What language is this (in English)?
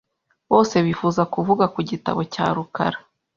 Kinyarwanda